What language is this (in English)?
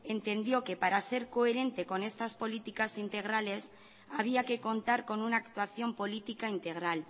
Spanish